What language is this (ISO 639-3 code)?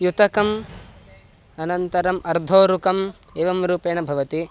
san